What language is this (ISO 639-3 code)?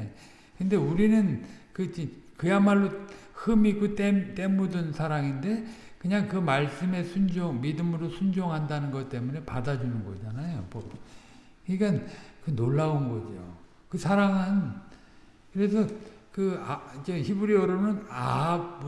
kor